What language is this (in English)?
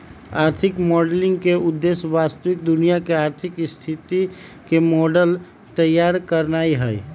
Magahi